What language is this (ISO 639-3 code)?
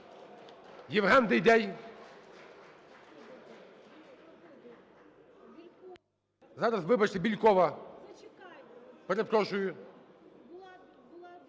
ukr